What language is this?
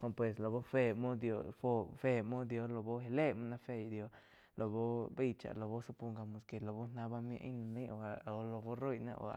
Quiotepec Chinantec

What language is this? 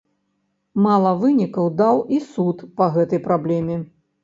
Belarusian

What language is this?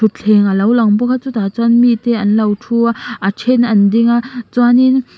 Mizo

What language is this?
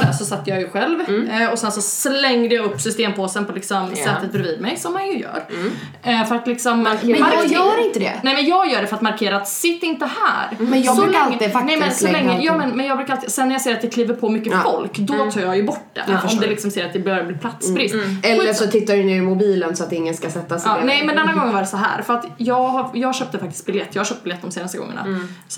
Swedish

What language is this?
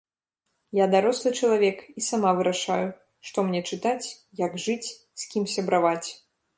Belarusian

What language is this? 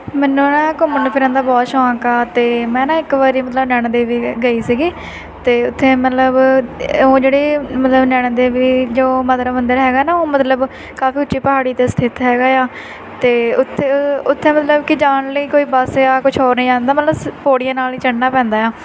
Punjabi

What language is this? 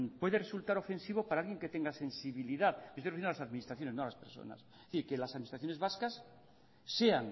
Spanish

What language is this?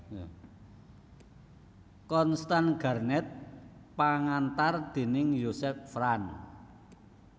Javanese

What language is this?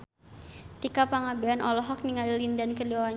Sundanese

